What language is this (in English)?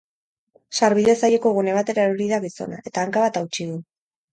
Basque